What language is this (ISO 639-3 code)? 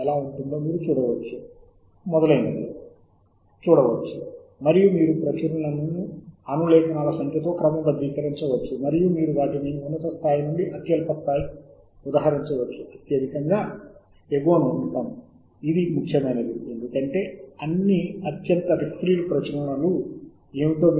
tel